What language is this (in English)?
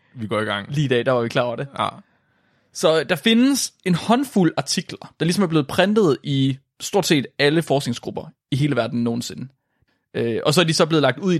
Danish